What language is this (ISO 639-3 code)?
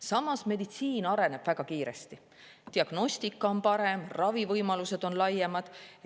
est